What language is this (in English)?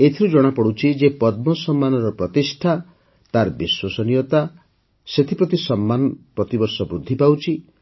Odia